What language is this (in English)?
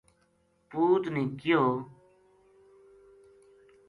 Gujari